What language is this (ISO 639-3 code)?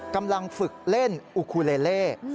tha